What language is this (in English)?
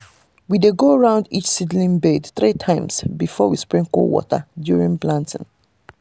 Nigerian Pidgin